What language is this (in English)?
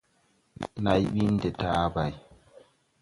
Tupuri